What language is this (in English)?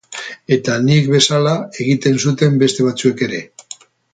Basque